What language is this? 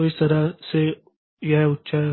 Hindi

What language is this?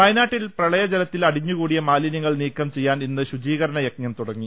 Malayalam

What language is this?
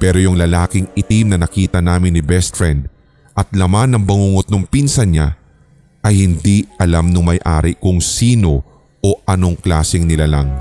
Filipino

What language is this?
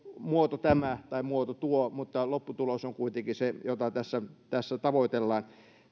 Finnish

